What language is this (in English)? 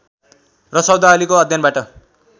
Nepali